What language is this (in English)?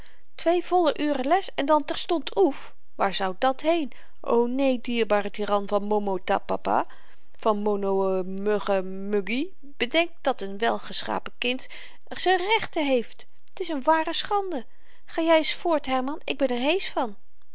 Dutch